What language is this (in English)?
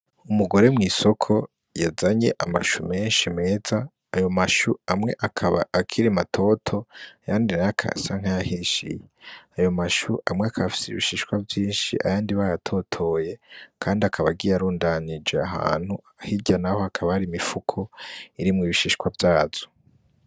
Rundi